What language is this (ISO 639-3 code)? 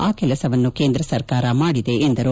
kan